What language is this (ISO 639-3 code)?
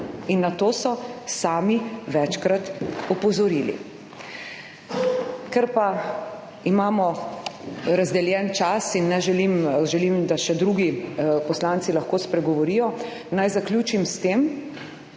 slv